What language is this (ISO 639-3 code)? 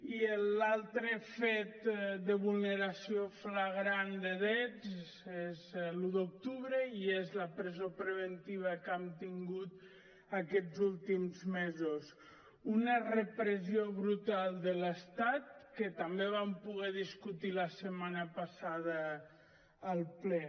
cat